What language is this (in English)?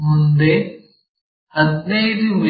Kannada